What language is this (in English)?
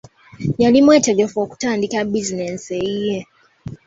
Ganda